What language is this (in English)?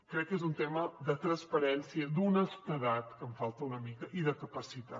Catalan